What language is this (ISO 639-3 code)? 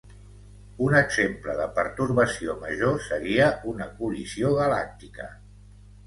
cat